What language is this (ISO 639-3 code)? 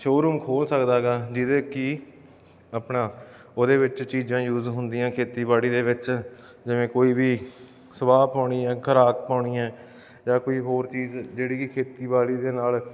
pan